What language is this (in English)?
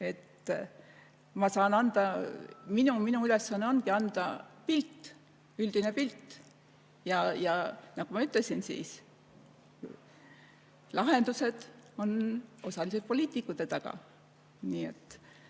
Estonian